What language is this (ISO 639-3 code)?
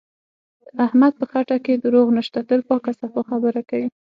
pus